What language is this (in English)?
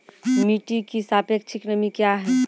Maithili